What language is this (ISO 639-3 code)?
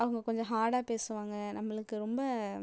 tam